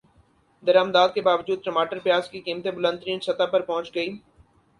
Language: Urdu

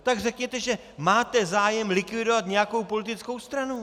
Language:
Czech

